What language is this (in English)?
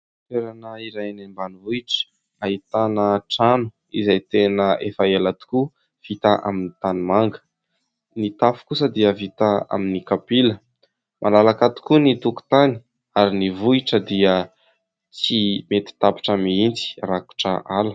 Malagasy